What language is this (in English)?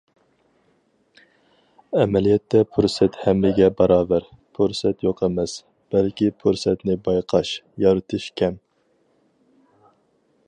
Uyghur